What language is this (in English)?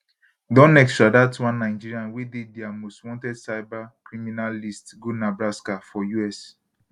Nigerian Pidgin